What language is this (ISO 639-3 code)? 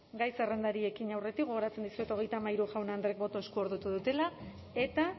eus